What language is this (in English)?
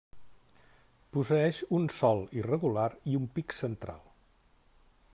Catalan